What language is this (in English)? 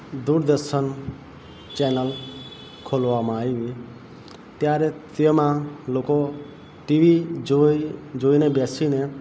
Gujarati